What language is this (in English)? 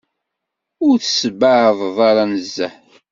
Kabyle